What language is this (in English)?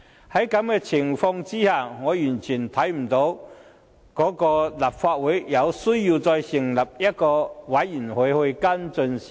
Cantonese